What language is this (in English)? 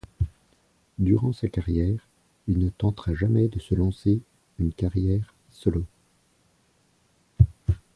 French